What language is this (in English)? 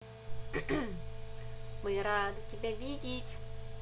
Russian